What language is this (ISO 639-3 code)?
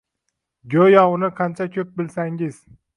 uzb